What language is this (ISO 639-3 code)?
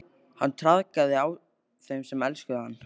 isl